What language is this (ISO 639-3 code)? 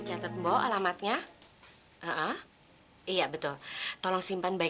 ind